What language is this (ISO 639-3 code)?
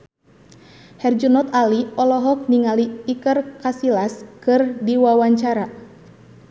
sun